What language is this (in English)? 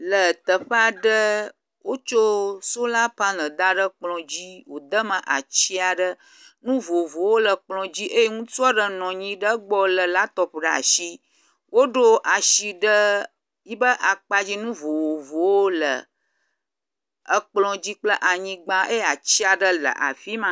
Ewe